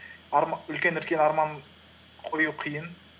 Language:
Kazakh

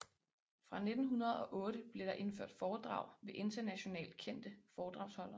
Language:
Danish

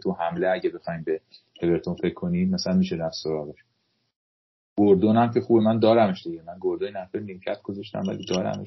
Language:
Persian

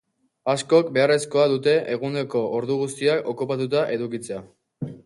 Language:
Basque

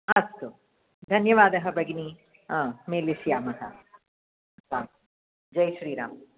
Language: Sanskrit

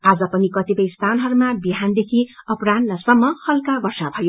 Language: Nepali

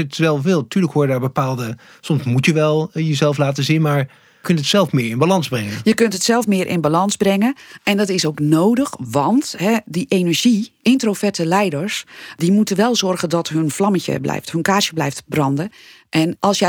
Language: Dutch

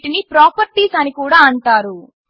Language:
Telugu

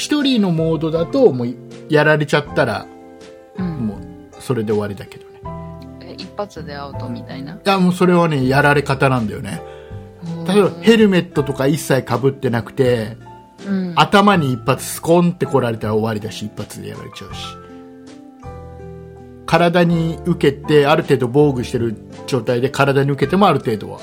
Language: Japanese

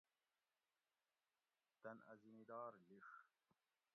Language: Gawri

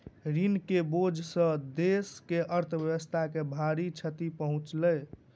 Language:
Maithili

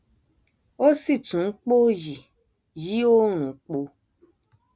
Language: Yoruba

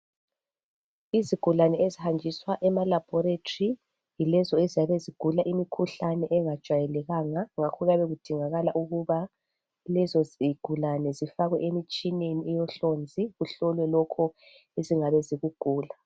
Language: North Ndebele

